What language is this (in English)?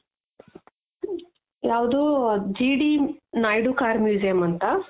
Kannada